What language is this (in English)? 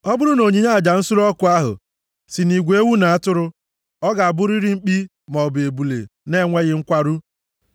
Igbo